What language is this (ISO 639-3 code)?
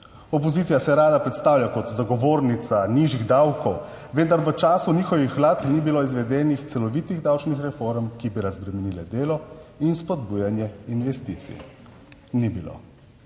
slv